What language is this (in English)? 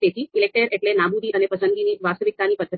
Gujarati